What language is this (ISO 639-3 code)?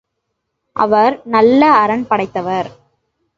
tam